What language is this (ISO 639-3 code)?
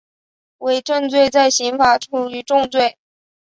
zho